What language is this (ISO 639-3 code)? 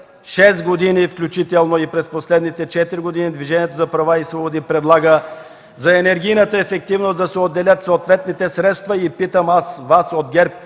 bul